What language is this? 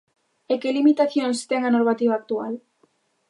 Galician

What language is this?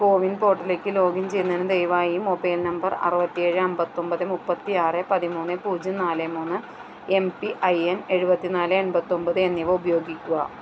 Malayalam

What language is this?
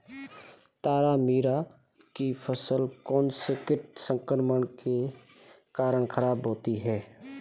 Hindi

